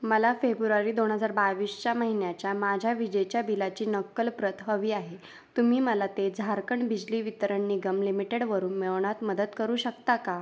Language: Marathi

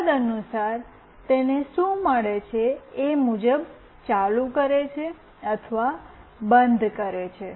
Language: Gujarati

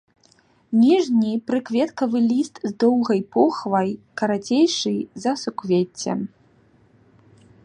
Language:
Belarusian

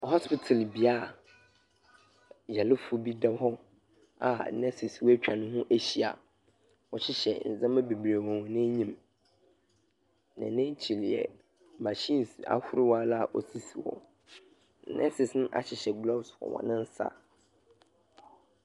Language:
Akan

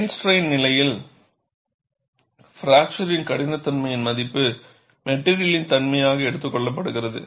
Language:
Tamil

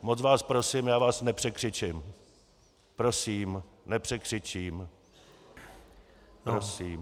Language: Czech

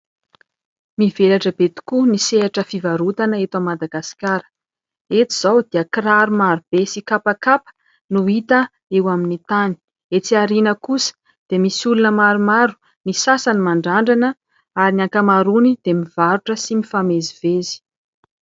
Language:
Malagasy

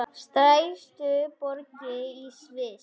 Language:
Icelandic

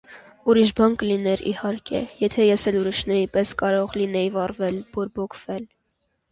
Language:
Armenian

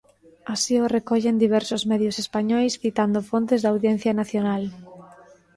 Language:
Galician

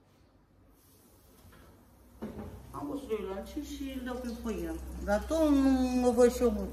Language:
Romanian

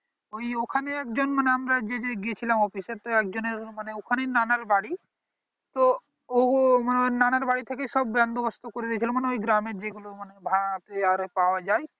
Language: Bangla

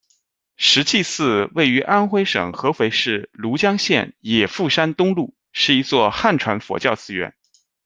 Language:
Chinese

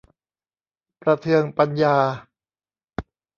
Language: Thai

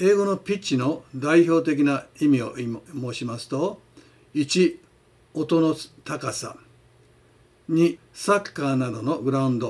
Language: Japanese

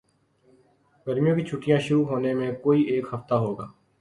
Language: Urdu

